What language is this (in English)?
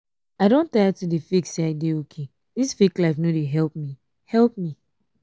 Nigerian Pidgin